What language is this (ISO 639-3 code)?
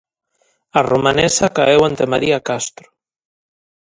glg